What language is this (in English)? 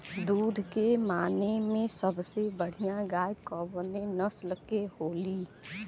Bhojpuri